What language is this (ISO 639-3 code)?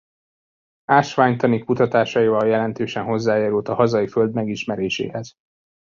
hun